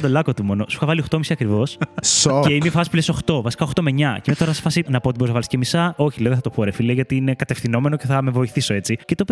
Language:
Greek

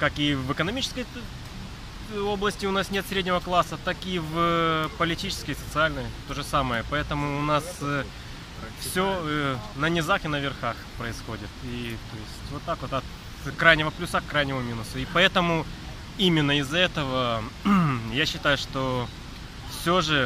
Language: Russian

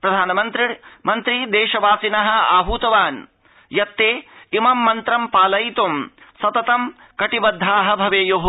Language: Sanskrit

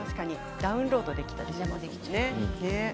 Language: Japanese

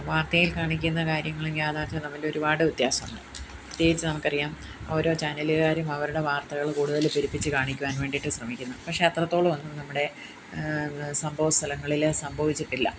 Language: Malayalam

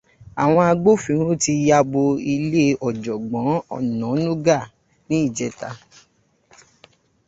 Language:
Yoruba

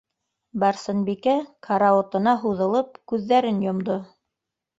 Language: Bashkir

